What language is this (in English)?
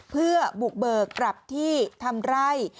Thai